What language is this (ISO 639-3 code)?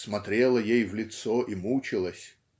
rus